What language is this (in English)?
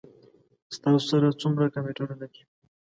Pashto